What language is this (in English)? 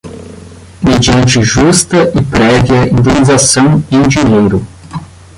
Portuguese